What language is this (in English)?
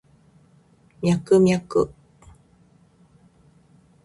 Japanese